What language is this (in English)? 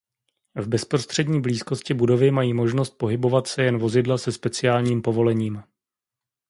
Czech